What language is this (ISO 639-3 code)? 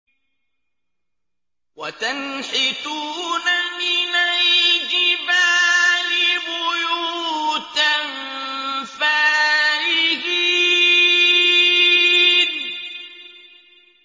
ara